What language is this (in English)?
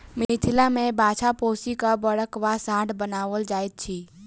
Maithili